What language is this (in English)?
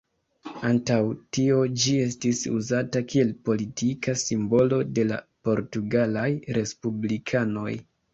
Esperanto